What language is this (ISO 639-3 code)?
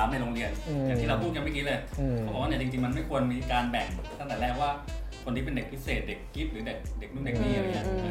tha